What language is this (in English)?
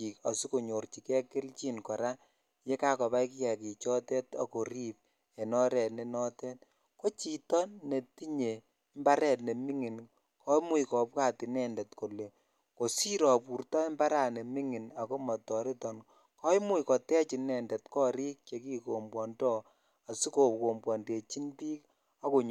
Kalenjin